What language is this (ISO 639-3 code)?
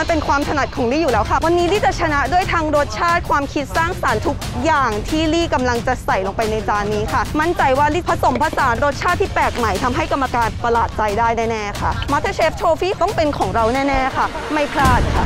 tha